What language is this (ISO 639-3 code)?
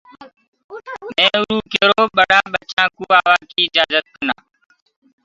ggg